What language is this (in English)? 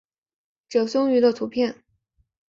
Chinese